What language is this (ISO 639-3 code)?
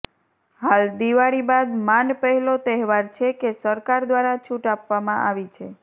guj